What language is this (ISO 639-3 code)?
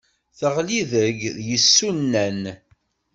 kab